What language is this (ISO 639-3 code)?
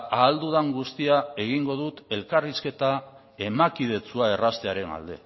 eus